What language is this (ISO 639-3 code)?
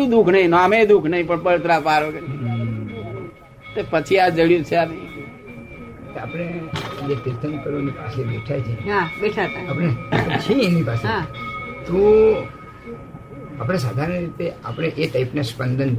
guj